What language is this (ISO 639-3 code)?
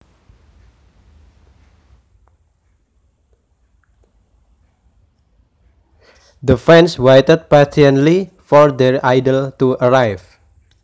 jav